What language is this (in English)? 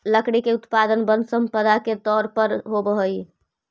Magahi